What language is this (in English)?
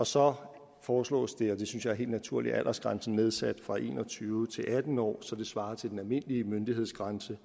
Danish